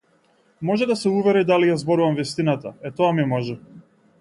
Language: Macedonian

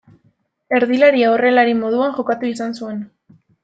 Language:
Basque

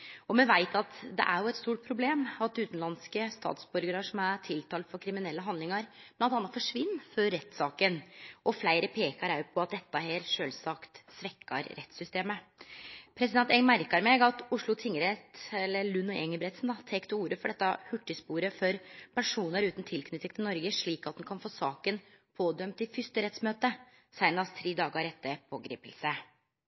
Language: Norwegian Nynorsk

